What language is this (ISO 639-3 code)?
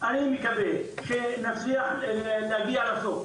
heb